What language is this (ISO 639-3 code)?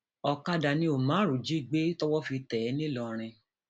yor